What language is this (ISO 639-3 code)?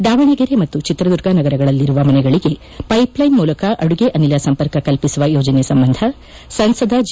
kan